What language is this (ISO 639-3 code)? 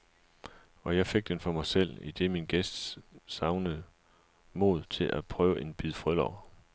dan